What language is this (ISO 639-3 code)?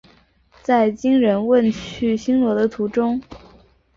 zho